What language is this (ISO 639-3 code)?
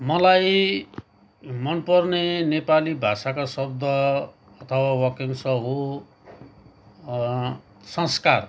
nep